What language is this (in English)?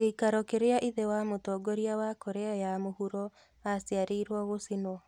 Kikuyu